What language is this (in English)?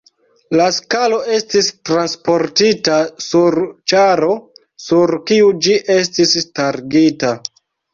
Esperanto